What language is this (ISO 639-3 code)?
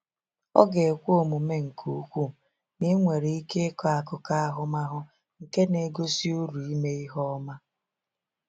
ibo